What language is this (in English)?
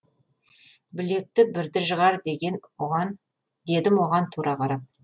Kazakh